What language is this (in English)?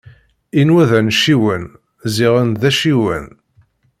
Kabyle